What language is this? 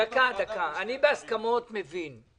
Hebrew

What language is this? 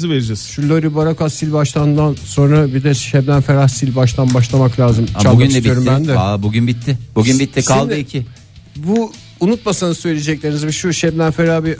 Turkish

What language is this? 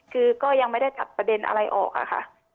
Thai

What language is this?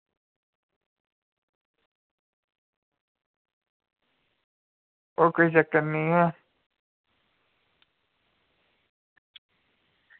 Dogri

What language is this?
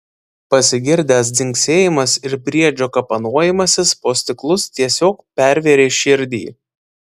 Lithuanian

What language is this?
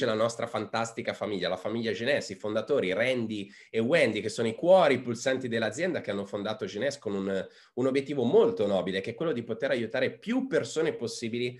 Italian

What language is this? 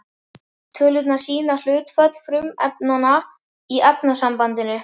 Icelandic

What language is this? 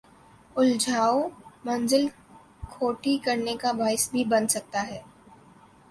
Urdu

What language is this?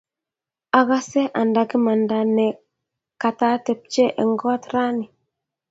Kalenjin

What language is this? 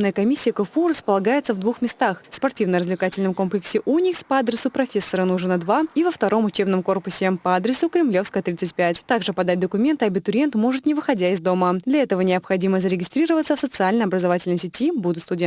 Russian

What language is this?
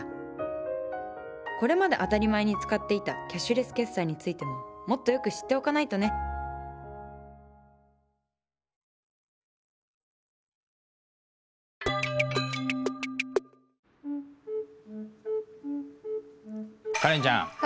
Japanese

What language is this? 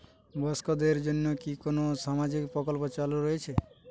Bangla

